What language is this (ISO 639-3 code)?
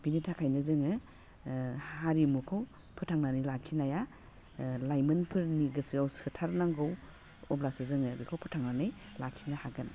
brx